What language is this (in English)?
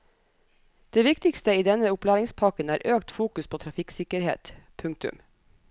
Norwegian